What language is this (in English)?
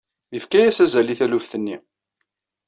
Kabyle